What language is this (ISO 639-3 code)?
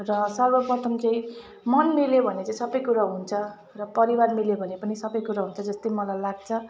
nep